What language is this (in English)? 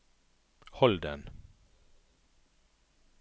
Norwegian